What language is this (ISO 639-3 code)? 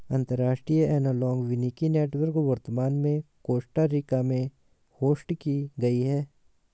hin